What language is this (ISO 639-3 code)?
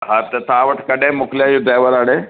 snd